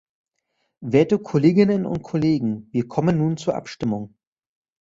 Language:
German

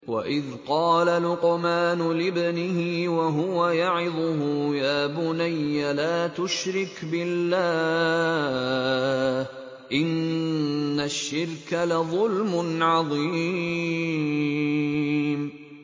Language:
Arabic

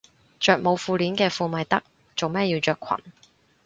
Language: Cantonese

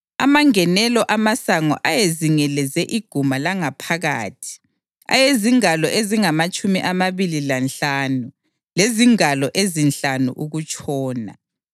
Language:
North Ndebele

